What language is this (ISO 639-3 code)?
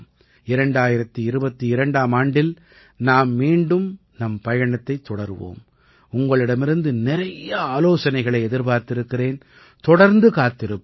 tam